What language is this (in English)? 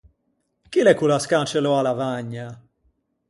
Ligurian